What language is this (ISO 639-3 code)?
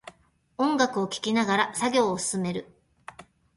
jpn